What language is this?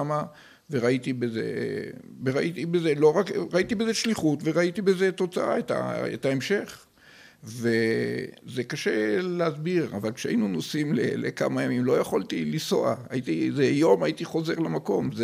Hebrew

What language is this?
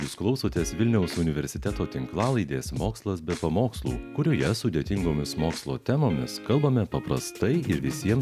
Lithuanian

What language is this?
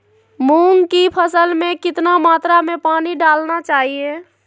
Magahi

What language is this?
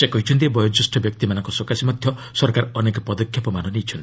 Odia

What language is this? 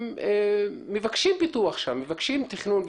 Hebrew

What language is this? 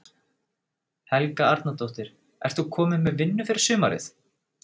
Icelandic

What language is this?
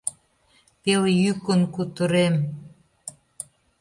Mari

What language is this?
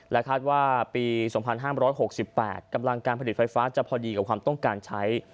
Thai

